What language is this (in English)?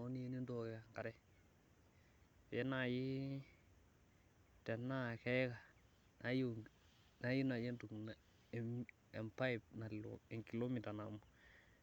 Masai